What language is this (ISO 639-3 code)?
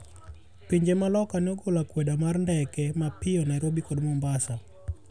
luo